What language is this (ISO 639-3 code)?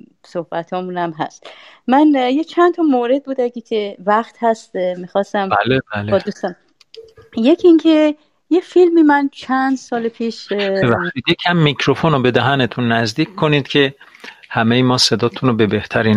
fas